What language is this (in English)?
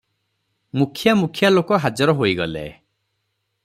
Odia